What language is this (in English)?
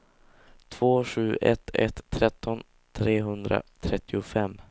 Swedish